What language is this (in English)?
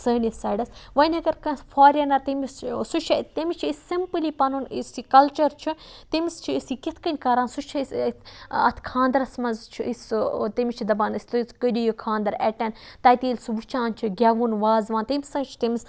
Kashmiri